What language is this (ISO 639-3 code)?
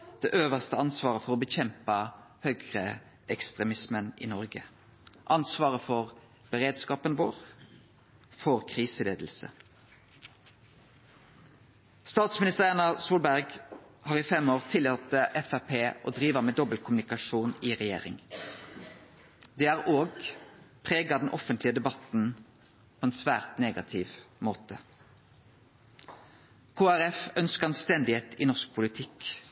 nno